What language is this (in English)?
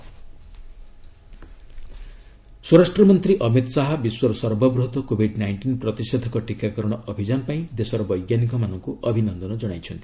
Odia